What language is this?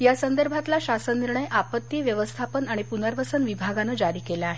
Marathi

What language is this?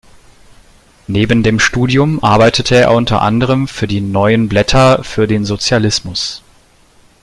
German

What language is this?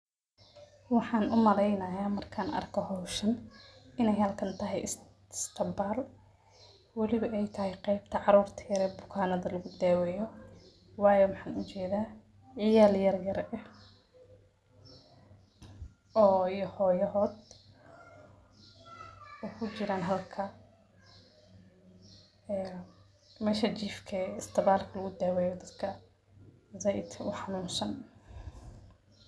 Somali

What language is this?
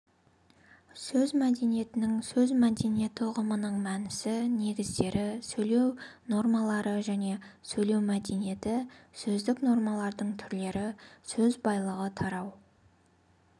Kazakh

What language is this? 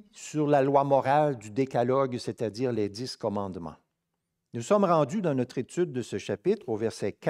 French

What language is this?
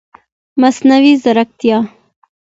Pashto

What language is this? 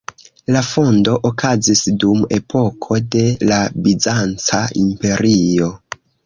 Esperanto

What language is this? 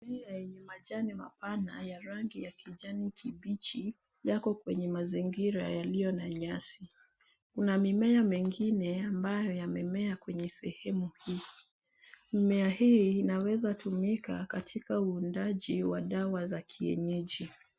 Swahili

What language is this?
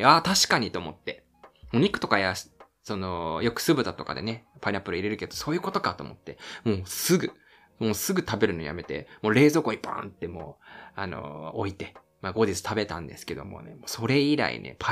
Japanese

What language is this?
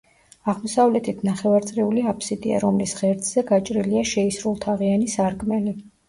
Georgian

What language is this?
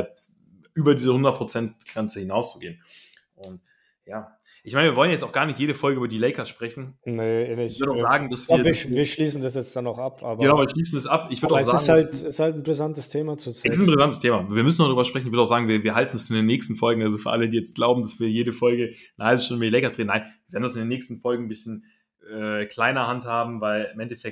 German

